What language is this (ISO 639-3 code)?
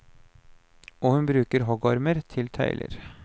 nor